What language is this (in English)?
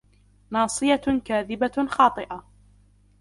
Arabic